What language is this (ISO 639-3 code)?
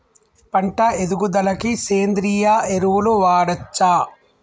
tel